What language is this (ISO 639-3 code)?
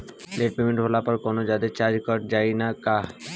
bho